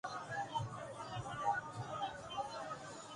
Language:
Urdu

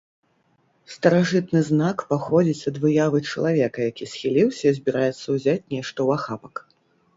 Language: Belarusian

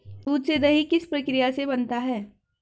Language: Hindi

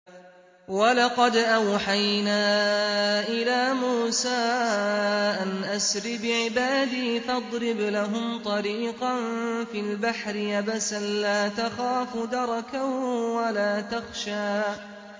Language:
Arabic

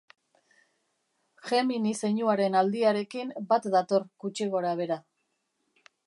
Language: Basque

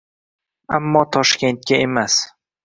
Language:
Uzbek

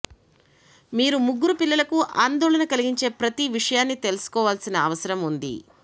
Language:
Telugu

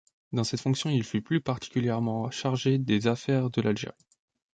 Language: French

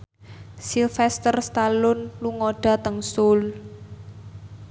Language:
Javanese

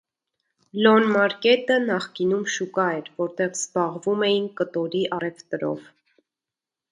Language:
Armenian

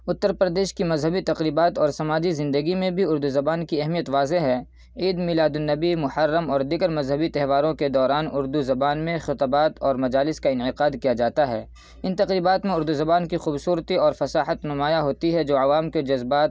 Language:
Urdu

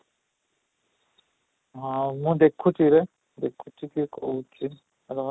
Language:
Odia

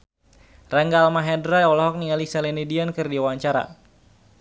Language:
Sundanese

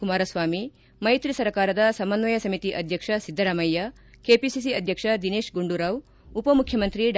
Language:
Kannada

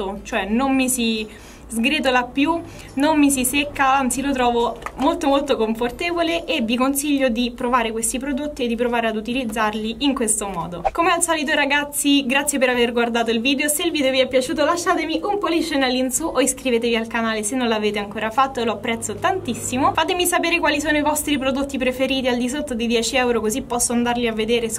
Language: Italian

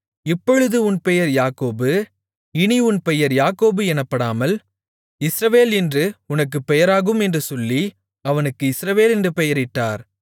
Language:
Tamil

